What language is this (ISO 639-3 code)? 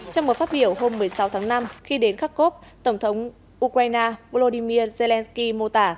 vie